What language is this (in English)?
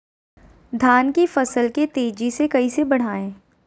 Magahi